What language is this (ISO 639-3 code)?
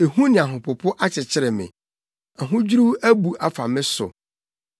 aka